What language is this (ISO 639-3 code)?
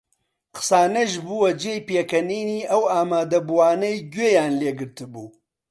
ckb